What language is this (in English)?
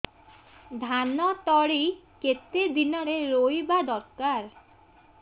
Odia